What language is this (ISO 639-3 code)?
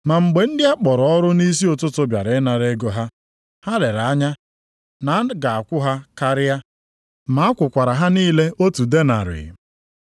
ibo